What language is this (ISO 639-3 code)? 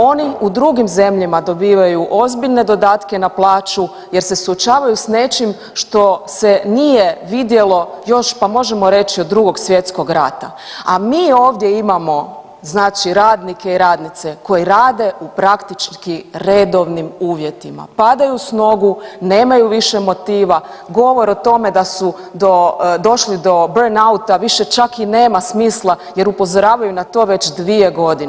hrv